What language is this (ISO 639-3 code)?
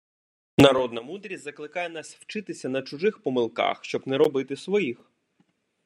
ukr